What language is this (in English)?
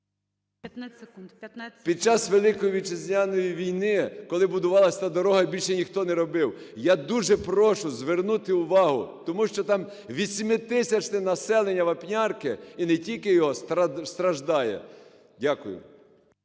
Ukrainian